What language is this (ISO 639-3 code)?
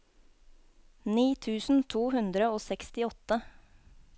nor